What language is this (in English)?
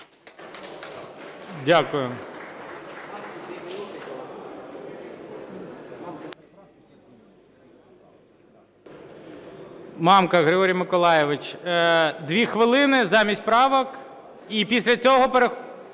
Ukrainian